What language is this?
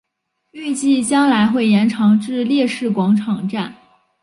Chinese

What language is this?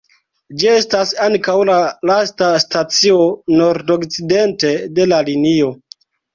Esperanto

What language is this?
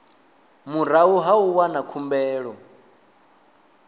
Venda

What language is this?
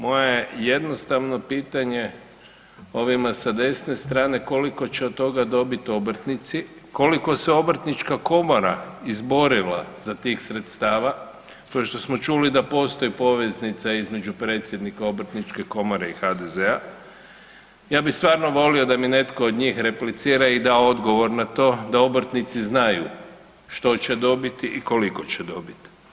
Croatian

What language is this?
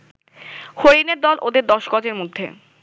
Bangla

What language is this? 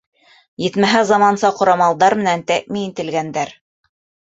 Bashkir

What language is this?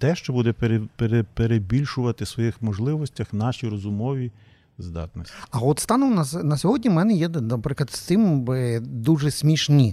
Ukrainian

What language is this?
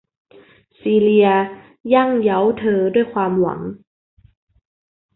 Thai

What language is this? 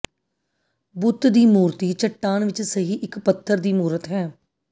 Punjabi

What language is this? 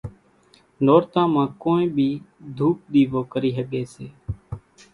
Kachi Koli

